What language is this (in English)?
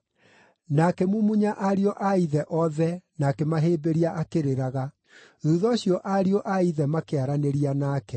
Kikuyu